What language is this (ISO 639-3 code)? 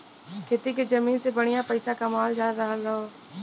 bho